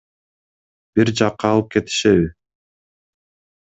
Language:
Kyrgyz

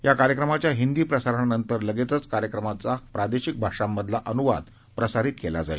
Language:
Marathi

